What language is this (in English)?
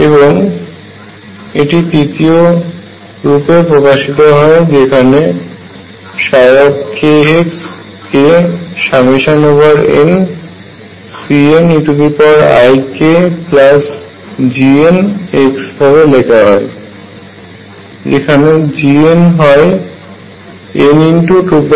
Bangla